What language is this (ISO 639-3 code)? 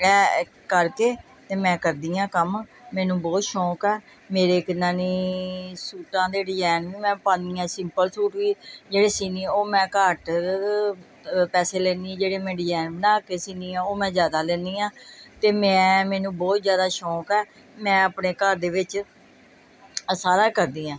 pan